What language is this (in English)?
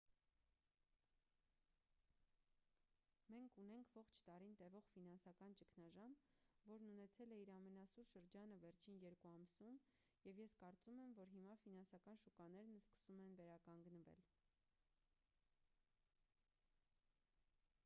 Armenian